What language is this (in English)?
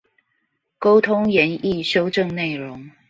Chinese